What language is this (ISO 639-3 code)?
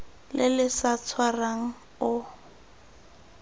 tsn